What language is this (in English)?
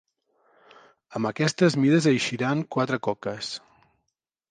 Catalan